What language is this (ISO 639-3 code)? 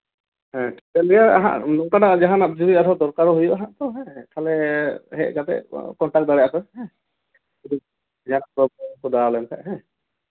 sat